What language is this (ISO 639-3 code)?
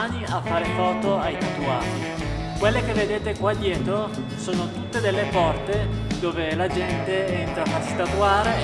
ita